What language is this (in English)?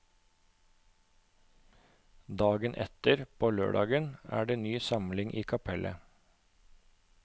Norwegian